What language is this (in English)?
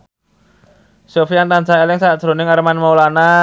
Javanese